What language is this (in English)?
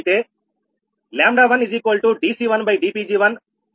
Telugu